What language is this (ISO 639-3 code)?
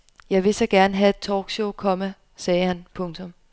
dan